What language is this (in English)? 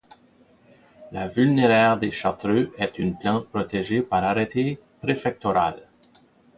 French